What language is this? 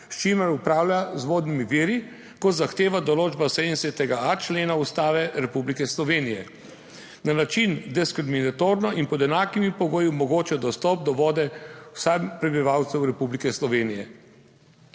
Slovenian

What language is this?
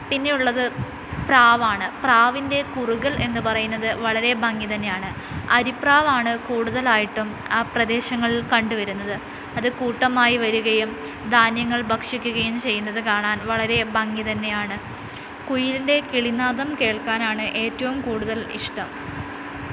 Malayalam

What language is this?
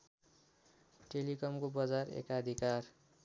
Nepali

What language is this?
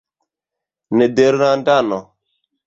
Esperanto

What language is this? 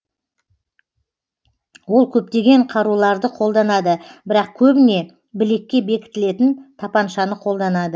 Kazakh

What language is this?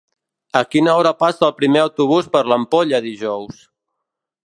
Catalan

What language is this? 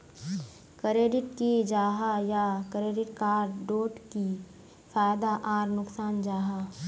Magahi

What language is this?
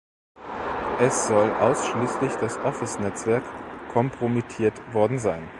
German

